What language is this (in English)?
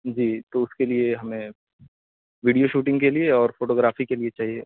Urdu